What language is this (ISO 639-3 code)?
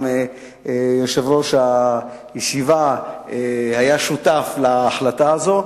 heb